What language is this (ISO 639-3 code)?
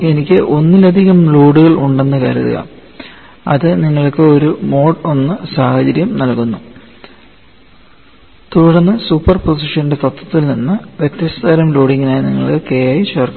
mal